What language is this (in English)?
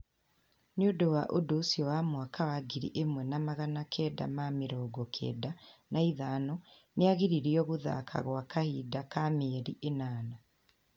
Kikuyu